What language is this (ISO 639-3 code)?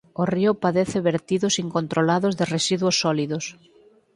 glg